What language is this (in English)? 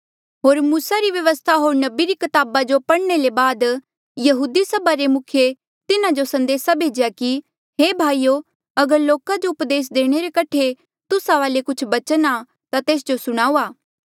Mandeali